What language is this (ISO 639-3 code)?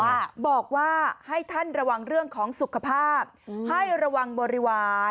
tha